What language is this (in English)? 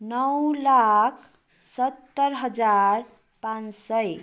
Nepali